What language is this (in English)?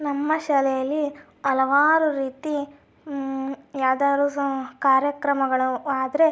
Kannada